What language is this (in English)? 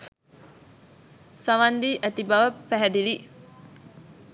Sinhala